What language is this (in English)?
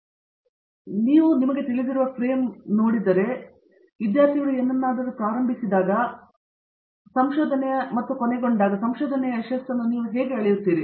Kannada